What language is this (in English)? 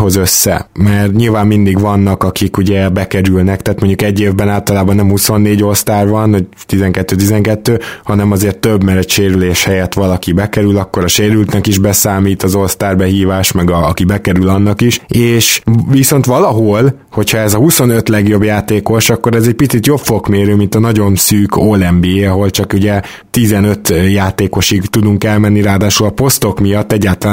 Hungarian